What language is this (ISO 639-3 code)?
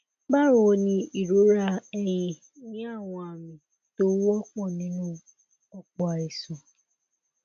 yor